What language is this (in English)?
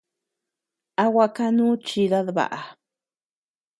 Tepeuxila Cuicatec